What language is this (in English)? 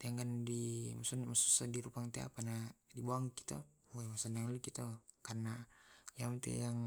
Tae'